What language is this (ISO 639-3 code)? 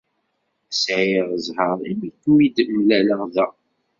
kab